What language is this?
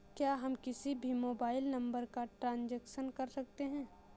Hindi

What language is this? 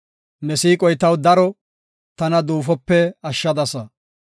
Gofa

